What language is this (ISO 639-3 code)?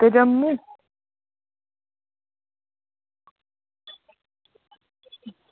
doi